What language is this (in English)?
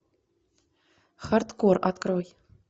Russian